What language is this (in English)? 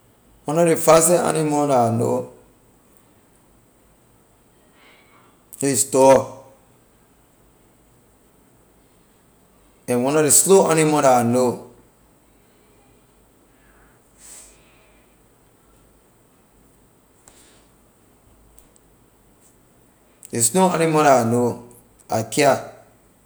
Liberian English